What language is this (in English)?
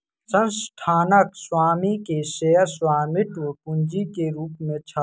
Maithili